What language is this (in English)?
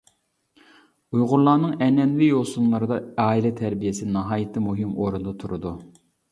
Uyghur